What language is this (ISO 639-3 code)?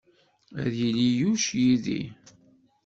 kab